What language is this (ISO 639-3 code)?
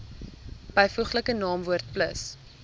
afr